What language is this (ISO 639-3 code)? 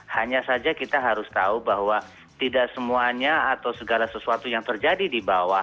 ind